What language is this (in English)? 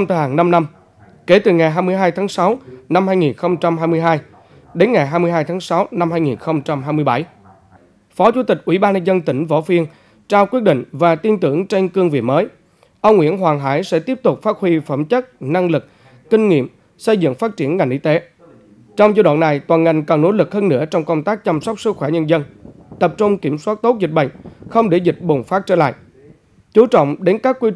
Vietnamese